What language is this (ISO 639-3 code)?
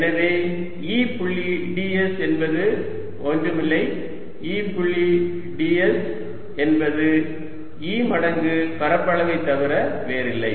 tam